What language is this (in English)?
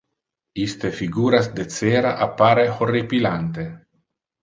Interlingua